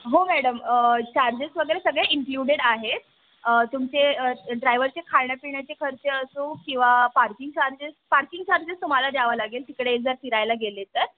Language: Marathi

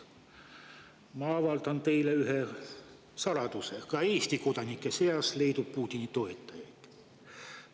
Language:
Estonian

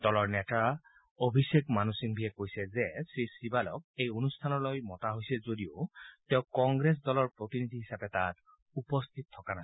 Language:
Assamese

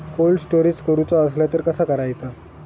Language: Marathi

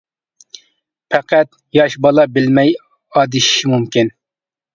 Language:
Uyghur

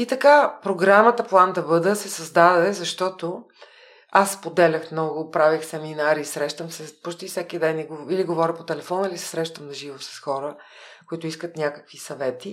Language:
Bulgarian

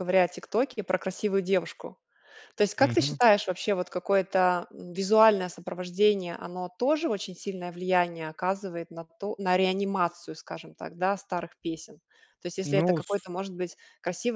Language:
Russian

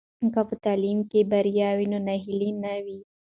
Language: Pashto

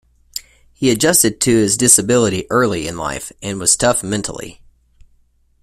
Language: English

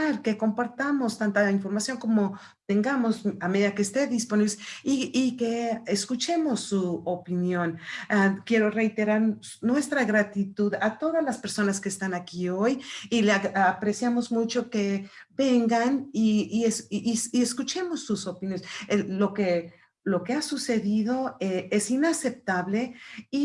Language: Spanish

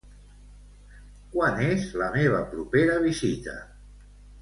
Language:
Catalan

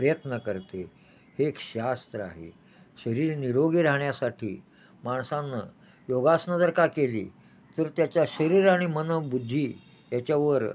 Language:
Marathi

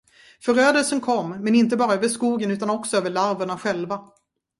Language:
Swedish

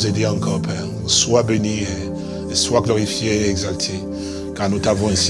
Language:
French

